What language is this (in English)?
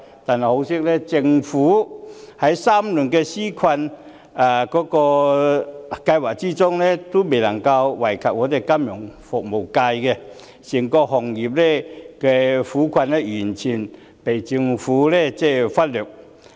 Cantonese